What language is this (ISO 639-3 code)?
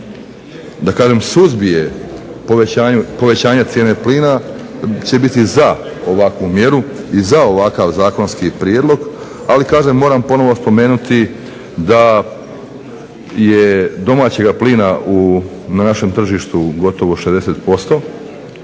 hrv